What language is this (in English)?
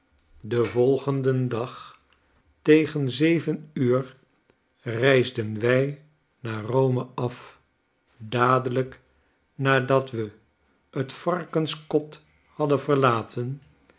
Dutch